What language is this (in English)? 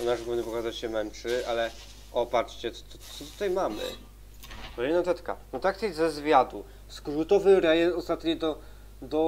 Polish